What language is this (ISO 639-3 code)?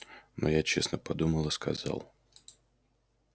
rus